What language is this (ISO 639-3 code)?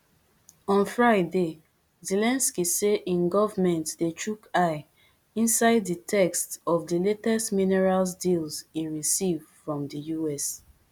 pcm